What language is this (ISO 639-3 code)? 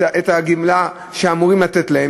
heb